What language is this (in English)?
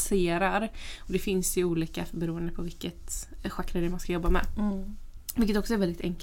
Swedish